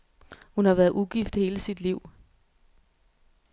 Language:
Danish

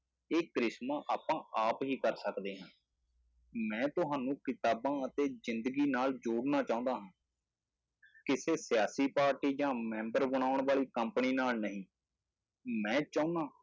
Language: Punjabi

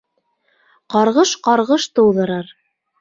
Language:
Bashkir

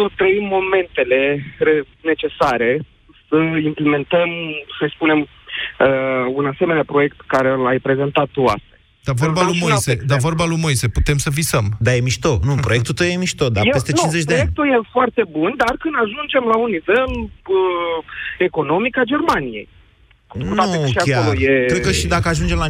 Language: Romanian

